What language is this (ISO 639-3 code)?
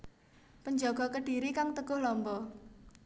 jav